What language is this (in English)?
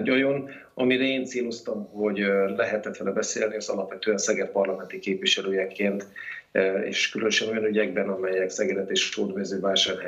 Hungarian